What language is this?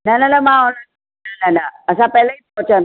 Sindhi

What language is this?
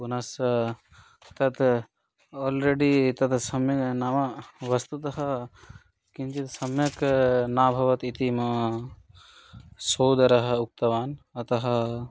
Sanskrit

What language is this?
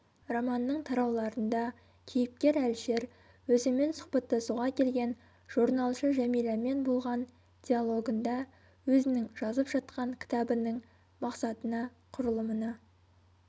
Kazakh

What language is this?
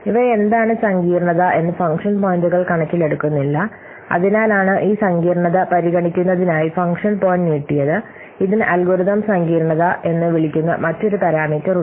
Malayalam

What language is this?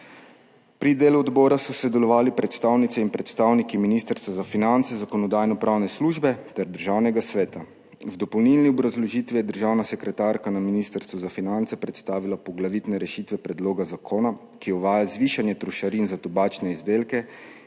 Slovenian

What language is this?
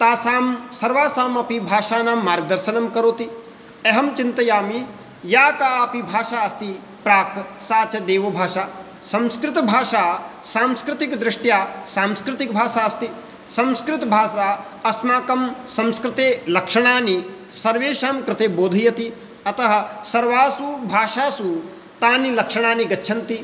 Sanskrit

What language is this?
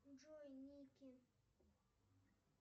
Russian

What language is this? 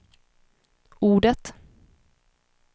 Swedish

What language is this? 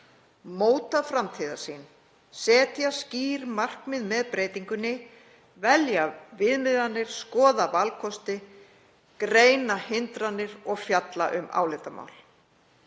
Icelandic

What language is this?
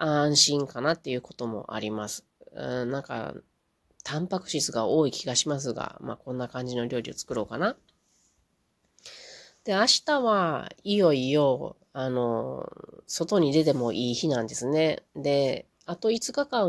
Japanese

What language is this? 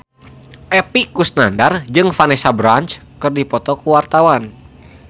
Sundanese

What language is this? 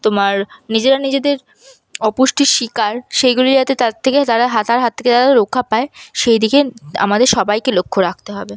Bangla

